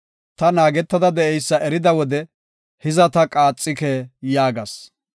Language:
Gofa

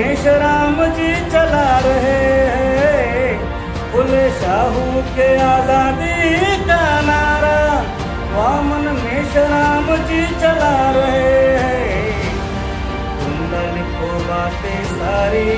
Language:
Hindi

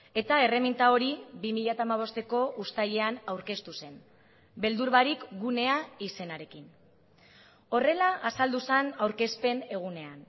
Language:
Basque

